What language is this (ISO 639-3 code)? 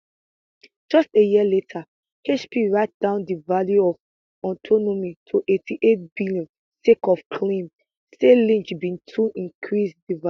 pcm